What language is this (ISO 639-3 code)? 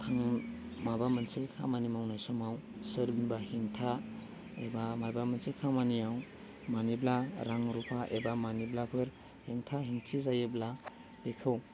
brx